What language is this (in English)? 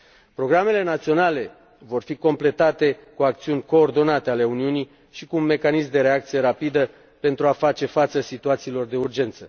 Romanian